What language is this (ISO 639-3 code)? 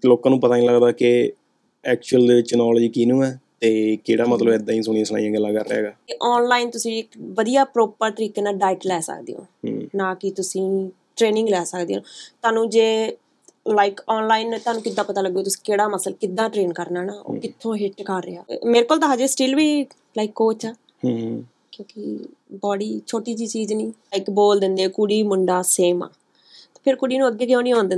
pan